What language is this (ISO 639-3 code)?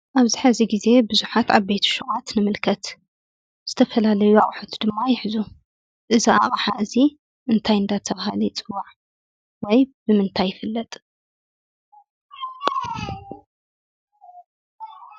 tir